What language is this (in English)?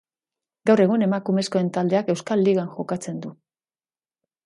Basque